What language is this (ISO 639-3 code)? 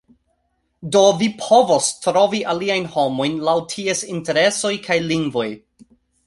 epo